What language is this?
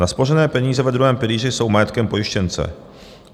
Czech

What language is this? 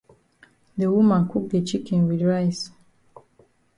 Cameroon Pidgin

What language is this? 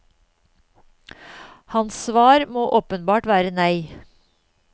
Norwegian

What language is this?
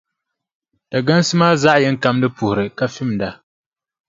Dagbani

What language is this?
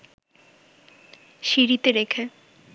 Bangla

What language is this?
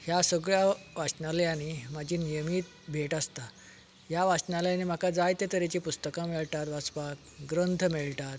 Konkani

